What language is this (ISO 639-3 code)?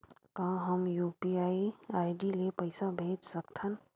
hne